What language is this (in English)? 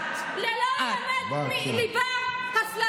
Hebrew